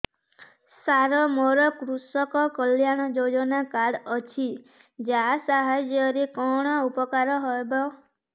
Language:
Odia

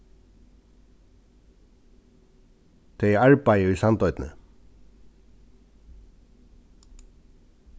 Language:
Faroese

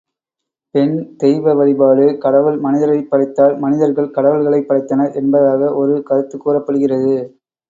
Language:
Tamil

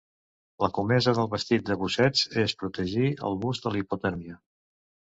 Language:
Catalan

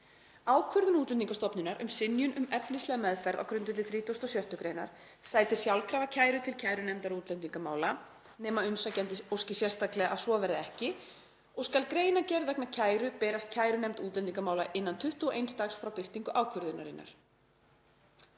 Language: Icelandic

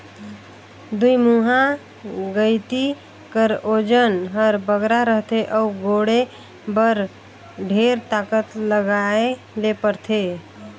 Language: Chhattisgarhi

